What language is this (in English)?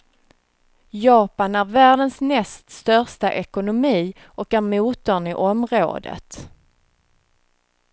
Swedish